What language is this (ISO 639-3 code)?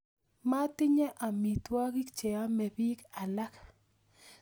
kln